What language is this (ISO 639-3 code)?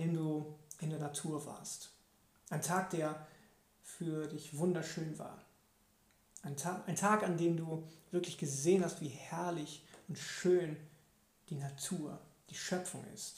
deu